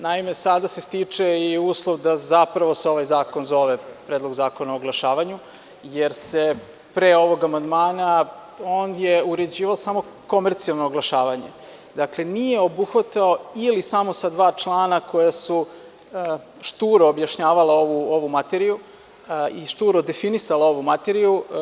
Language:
Serbian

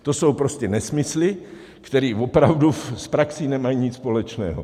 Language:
Czech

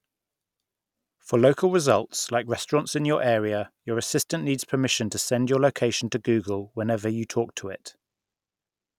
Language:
English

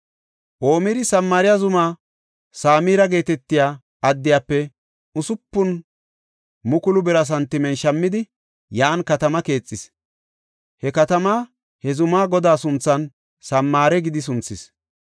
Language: Gofa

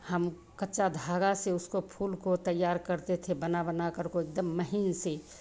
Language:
Hindi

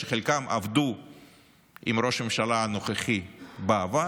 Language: Hebrew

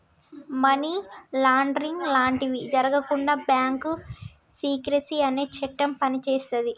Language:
Telugu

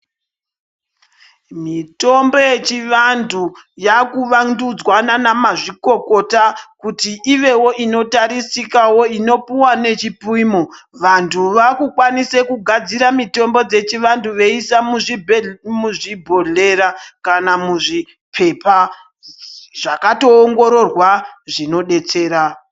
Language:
Ndau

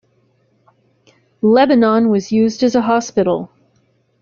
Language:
English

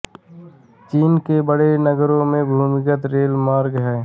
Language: Hindi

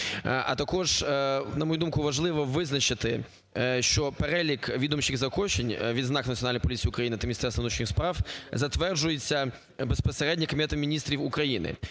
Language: Ukrainian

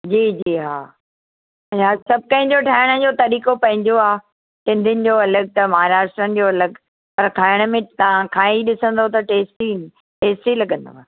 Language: Sindhi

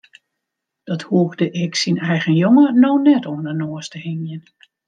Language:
Western Frisian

